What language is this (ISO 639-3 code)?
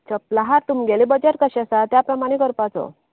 kok